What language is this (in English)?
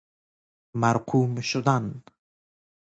Persian